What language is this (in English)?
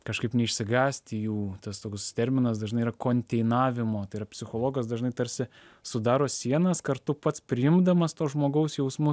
Lithuanian